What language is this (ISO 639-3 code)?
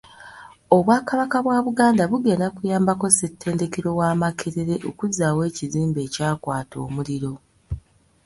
lug